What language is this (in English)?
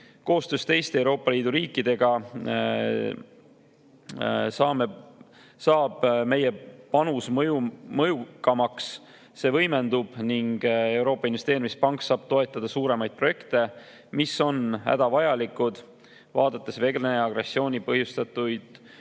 Estonian